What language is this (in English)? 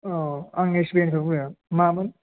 Bodo